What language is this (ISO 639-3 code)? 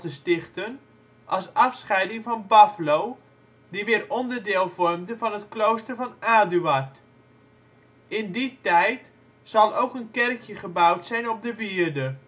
nld